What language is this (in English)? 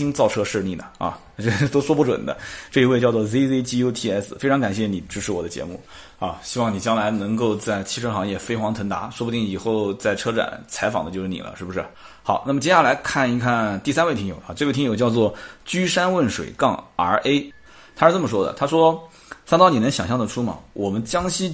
Chinese